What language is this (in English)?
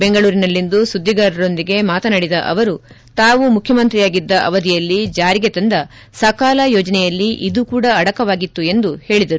Kannada